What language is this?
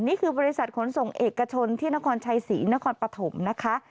Thai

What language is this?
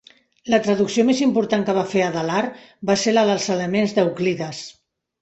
Catalan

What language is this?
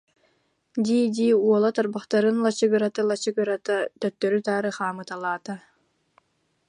Yakut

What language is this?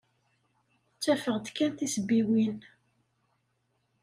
Kabyle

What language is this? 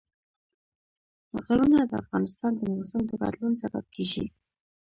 Pashto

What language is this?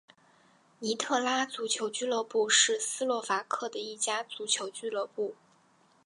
Chinese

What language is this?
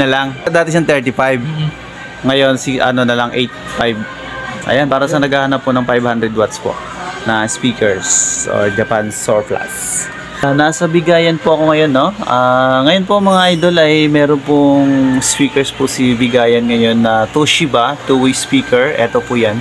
Filipino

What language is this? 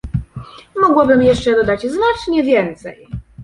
Polish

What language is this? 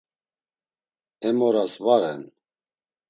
Laz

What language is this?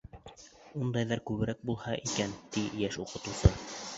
Bashkir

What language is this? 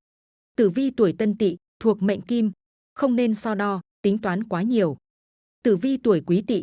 Vietnamese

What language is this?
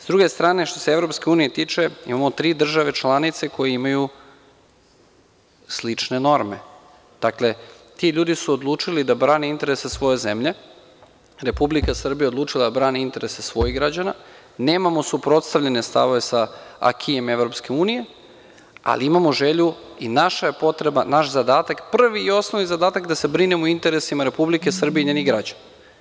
Serbian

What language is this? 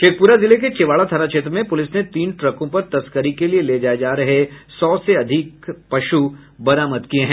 Hindi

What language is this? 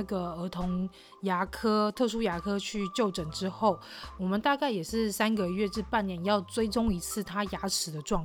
Chinese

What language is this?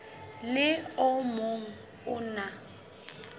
Southern Sotho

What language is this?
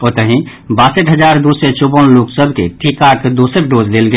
Maithili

